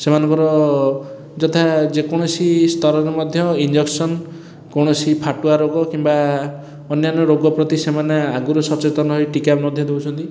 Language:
Odia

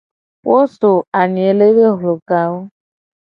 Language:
Gen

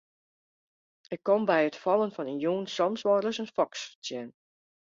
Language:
Western Frisian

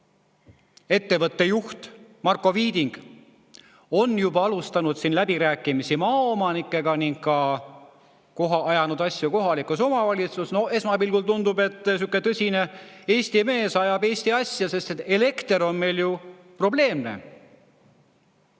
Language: Estonian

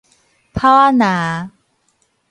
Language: Min Nan Chinese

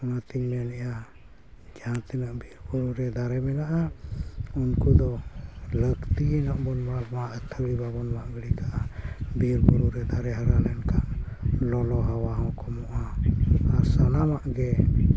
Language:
Santali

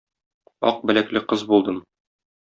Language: Tatar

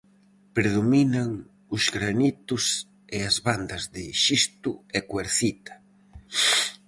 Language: Galician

